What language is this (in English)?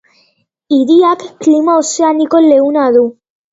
Basque